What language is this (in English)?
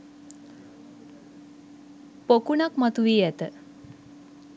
Sinhala